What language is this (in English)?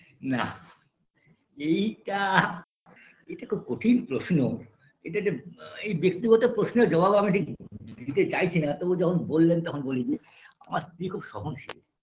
Bangla